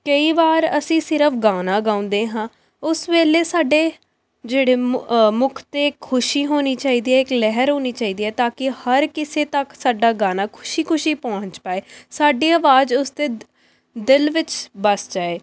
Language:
Punjabi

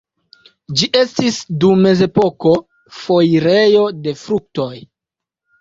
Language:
Esperanto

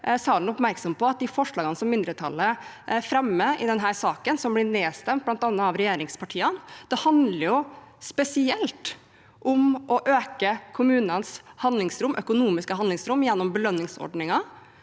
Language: Norwegian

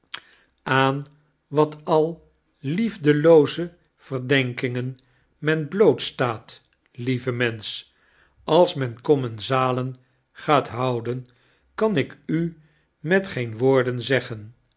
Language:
Dutch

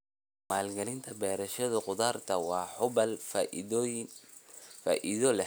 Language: Somali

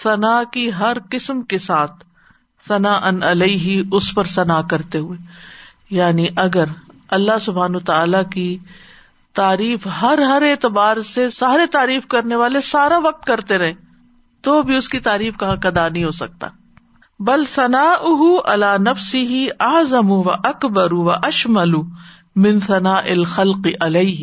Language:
Urdu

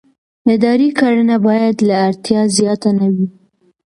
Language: Pashto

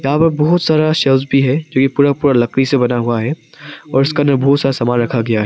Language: Hindi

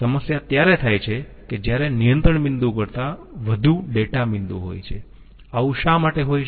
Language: Gujarati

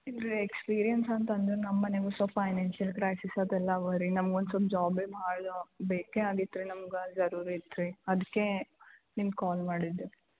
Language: Kannada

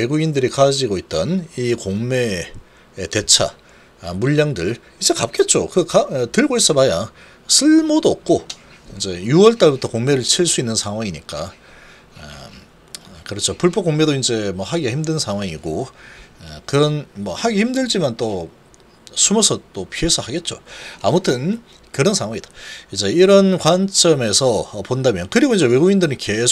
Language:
Korean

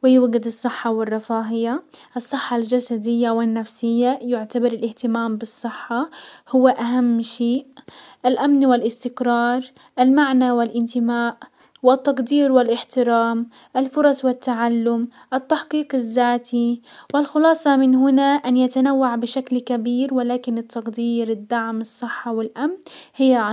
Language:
Hijazi Arabic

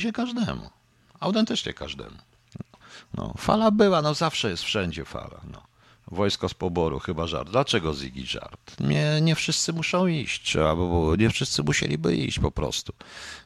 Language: Polish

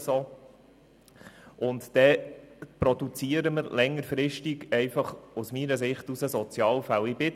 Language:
Swiss German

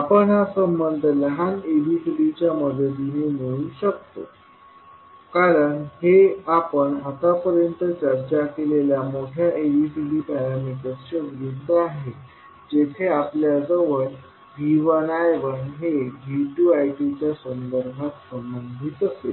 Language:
Marathi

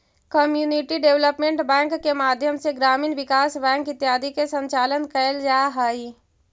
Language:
Magahi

